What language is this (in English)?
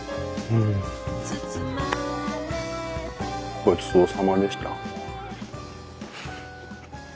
Japanese